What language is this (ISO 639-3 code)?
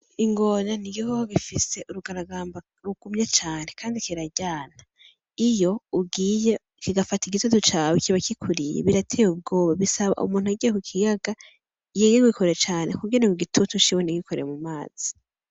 run